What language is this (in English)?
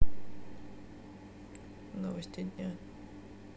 Russian